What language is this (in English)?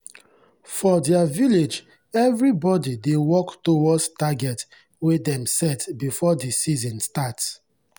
Nigerian Pidgin